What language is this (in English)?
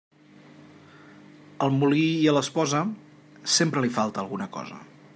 Catalan